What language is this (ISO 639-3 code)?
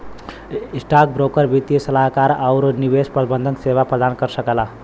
bho